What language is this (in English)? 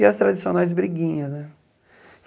Portuguese